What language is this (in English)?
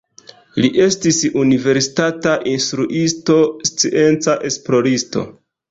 Esperanto